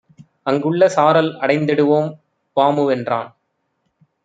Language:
Tamil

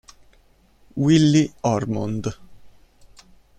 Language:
Italian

